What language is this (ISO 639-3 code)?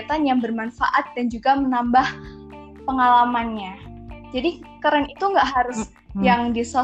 ind